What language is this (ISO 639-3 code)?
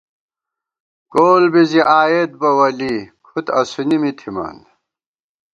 gwt